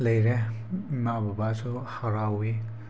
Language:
Manipuri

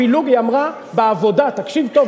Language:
Hebrew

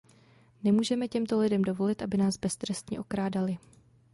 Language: Czech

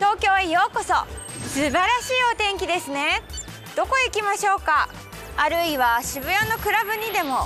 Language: Japanese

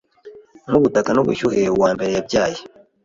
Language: Kinyarwanda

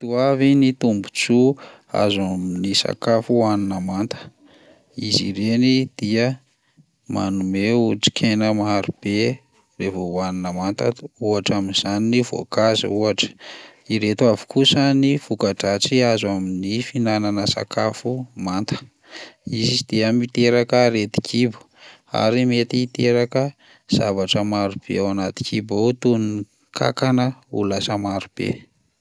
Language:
Malagasy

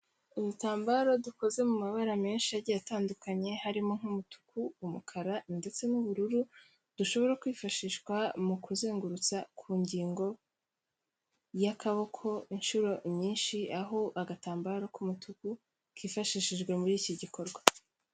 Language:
Kinyarwanda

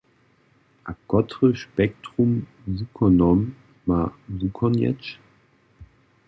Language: Upper Sorbian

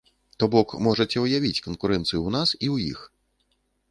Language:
Belarusian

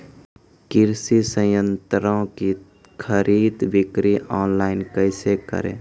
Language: Maithili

